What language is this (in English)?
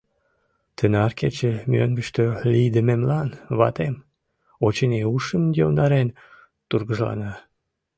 Mari